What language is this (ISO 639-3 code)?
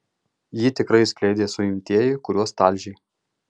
lit